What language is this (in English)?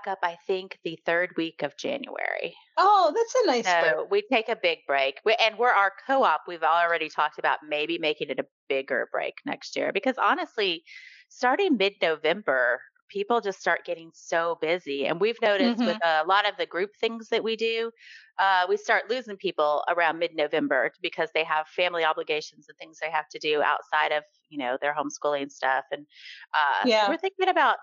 English